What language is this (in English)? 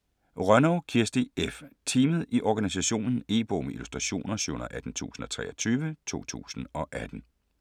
Danish